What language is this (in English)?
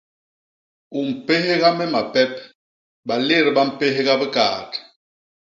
Basaa